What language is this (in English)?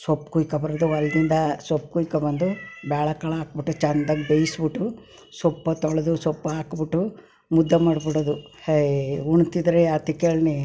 Kannada